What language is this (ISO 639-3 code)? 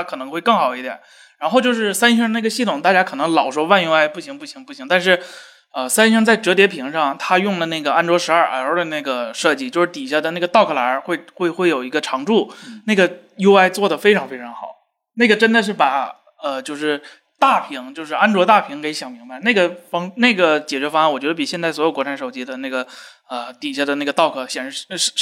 zho